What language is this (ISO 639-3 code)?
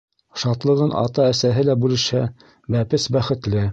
bak